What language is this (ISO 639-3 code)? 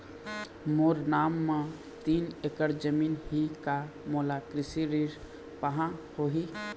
hne